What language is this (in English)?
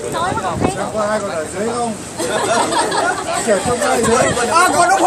Vietnamese